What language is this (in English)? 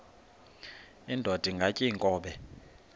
Xhosa